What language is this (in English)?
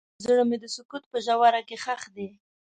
Pashto